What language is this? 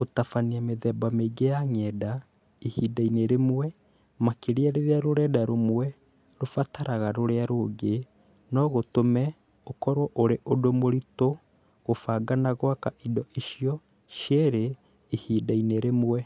Kikuyu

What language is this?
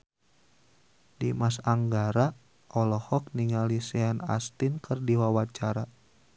Sundanese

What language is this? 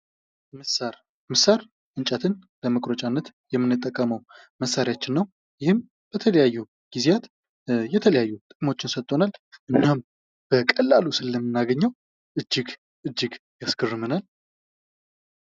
Amharic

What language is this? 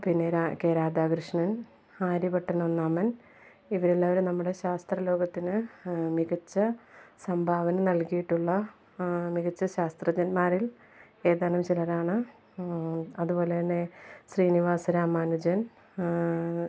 Malayalam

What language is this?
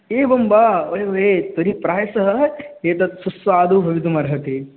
Sanskrit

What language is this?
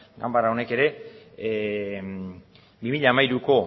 Basque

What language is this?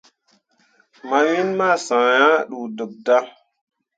Mundang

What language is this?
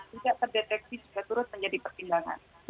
Indonesian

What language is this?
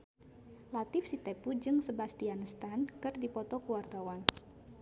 Sundanese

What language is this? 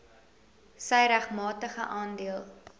Afrikaans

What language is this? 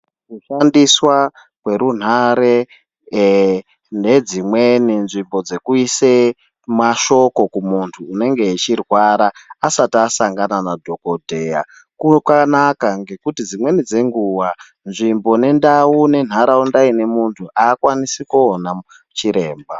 Ndau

